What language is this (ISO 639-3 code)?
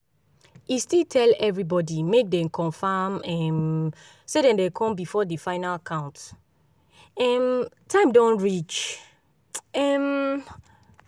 pcm